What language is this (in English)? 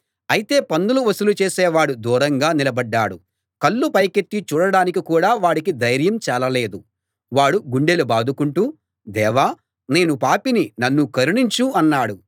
Telugu